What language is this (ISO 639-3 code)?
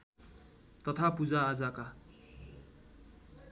nep